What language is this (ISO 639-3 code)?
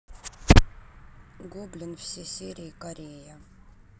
rus